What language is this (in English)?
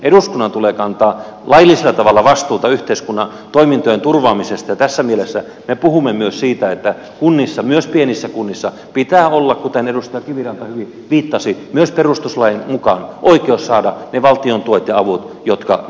Finnish